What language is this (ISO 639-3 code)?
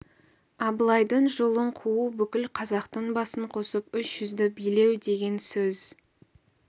kaz